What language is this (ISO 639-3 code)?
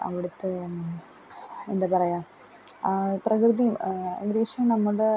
mal